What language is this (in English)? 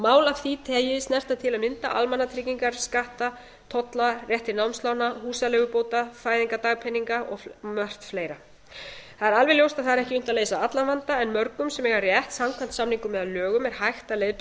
Icelandic